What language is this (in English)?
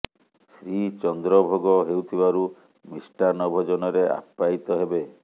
Odia